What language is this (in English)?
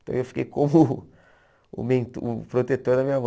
Portuguese